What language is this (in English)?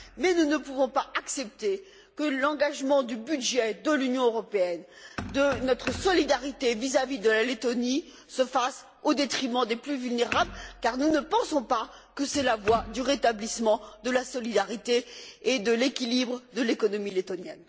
French